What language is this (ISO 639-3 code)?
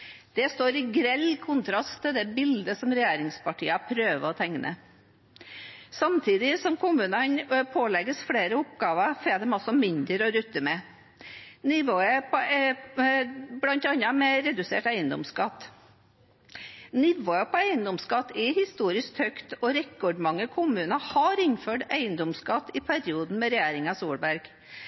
nob